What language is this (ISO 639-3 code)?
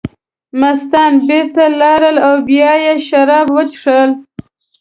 pus